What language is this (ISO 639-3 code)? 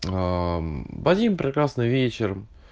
rus